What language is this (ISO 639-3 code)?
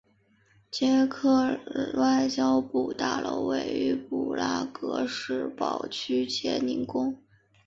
zho